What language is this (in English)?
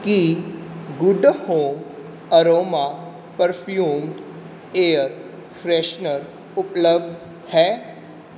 Punjabi